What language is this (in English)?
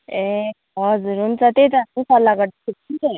Nepali